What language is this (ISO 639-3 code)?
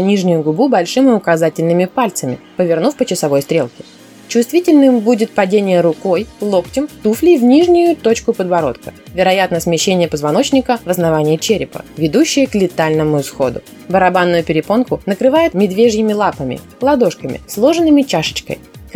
rus